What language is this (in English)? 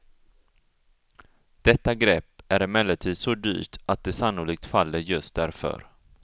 Swedish